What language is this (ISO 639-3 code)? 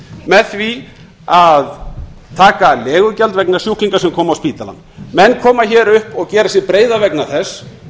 isl